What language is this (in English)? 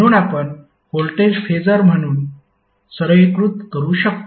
Marathi